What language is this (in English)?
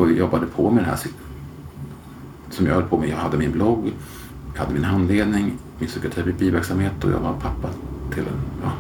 Swedish